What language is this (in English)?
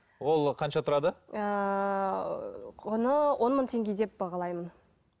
Kazakh